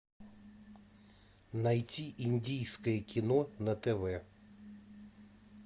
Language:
Russian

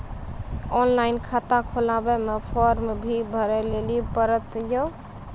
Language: Maithili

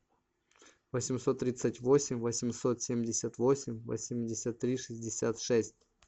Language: Russian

